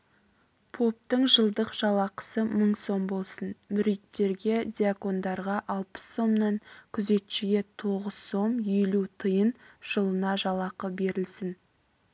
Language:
Kazakh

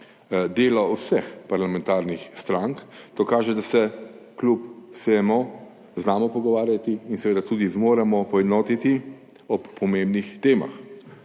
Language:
Slovenian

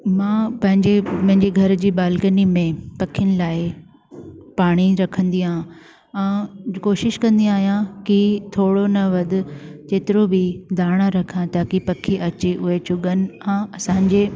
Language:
Sindhi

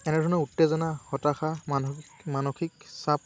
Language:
Assamese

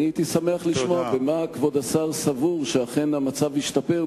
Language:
Hebrew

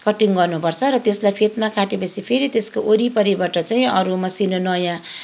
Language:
Nepali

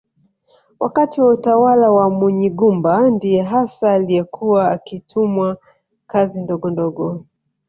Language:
Swahili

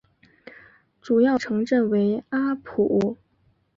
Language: Chinese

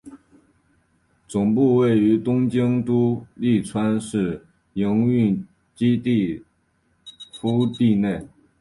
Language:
Chinese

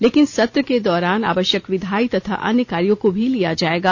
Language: Hindi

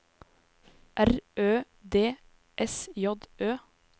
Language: Norwegian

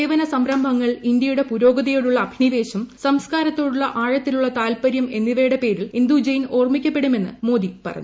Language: Malayalam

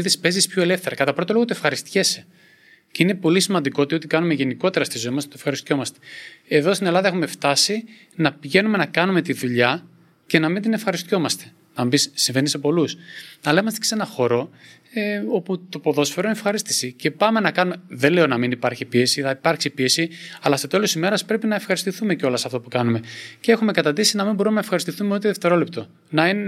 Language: Greek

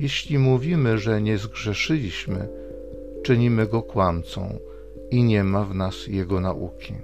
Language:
Polish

